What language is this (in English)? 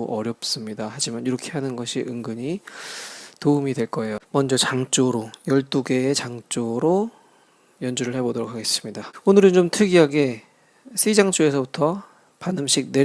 Korean